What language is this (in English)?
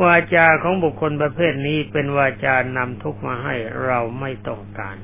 Thai